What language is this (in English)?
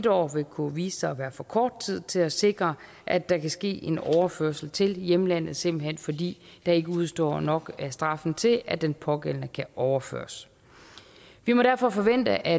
Danish